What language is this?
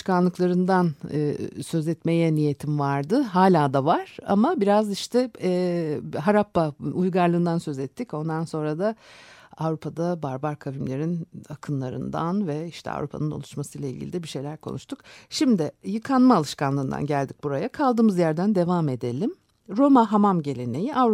Turkish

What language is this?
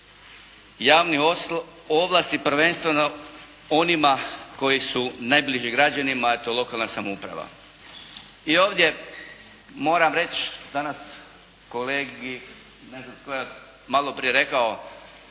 Croatian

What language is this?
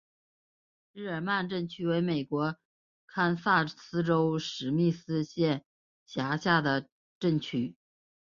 Chinese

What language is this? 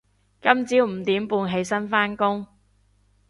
Cantonese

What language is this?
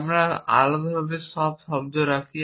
Bangla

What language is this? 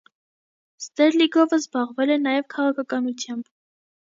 Armenian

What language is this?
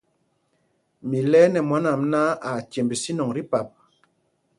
Mpumpong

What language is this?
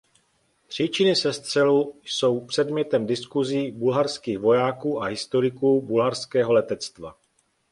Czech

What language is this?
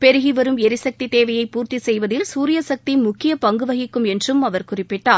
Tamil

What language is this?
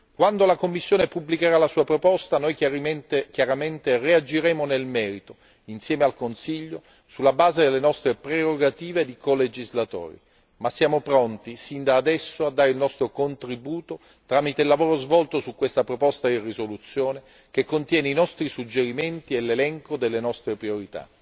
Italian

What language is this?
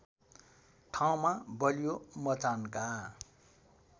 Nepali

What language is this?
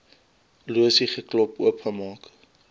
Afrikaans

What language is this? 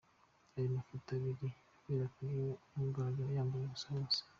Kinyarwanda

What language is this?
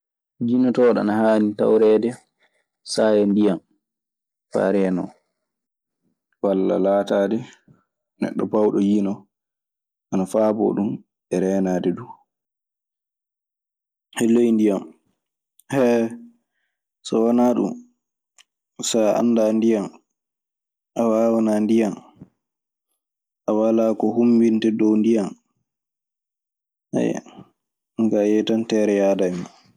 Maasina Fulfulde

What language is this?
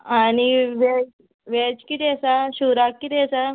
Konkani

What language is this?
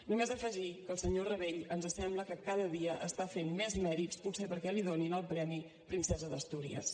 Catalan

